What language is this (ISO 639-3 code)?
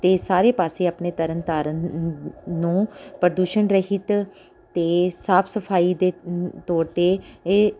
pan